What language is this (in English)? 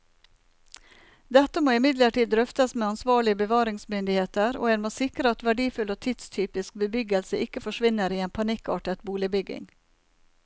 Norwegian